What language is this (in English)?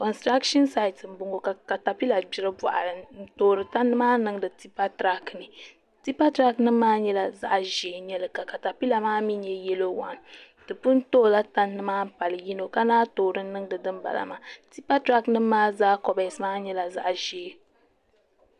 Dagbani